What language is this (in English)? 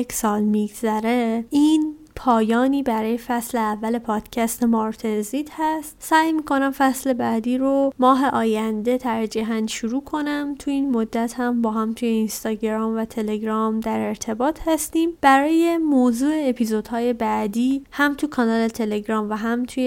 Persian